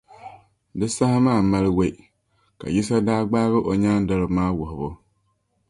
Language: Dagbani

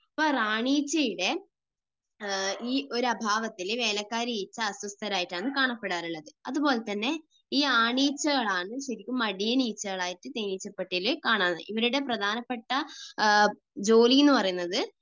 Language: Malayalam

